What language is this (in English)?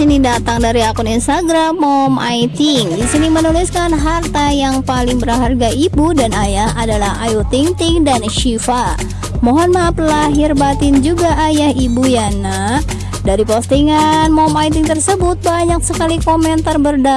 Indonesian